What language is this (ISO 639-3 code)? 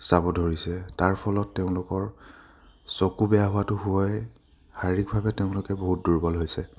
asm